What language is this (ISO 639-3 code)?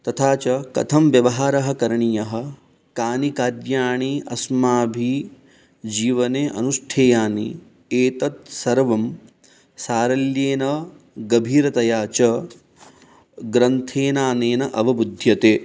san